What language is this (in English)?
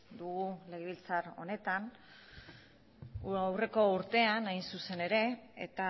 Basque